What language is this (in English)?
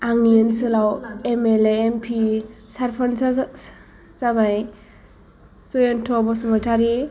Bodo